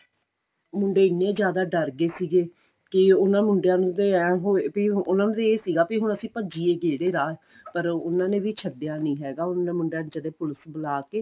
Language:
Punjabi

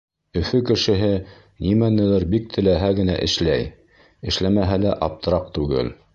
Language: Bashkir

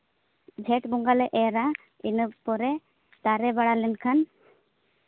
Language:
Santali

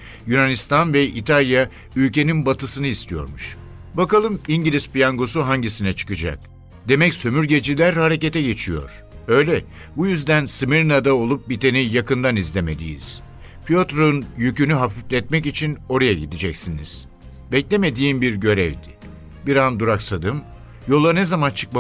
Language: Turkish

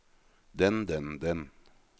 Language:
Norwegian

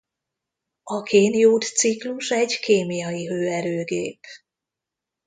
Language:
Hungarian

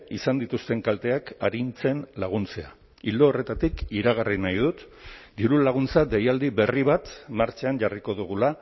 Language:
Basque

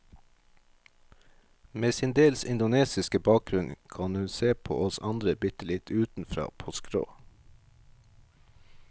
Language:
Norwegian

